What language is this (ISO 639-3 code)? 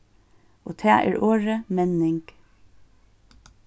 fao